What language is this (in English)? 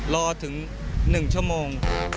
Thai